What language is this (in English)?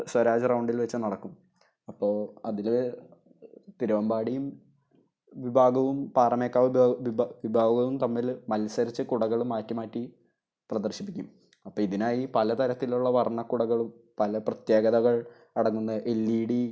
Malayalam